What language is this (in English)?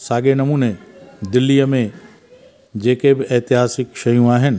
Sindhi